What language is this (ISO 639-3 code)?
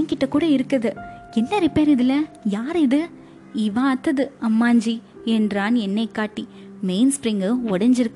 tam